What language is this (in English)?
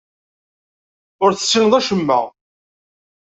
Kabyle